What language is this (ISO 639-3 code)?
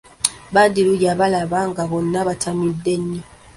lug